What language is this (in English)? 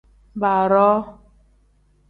Tem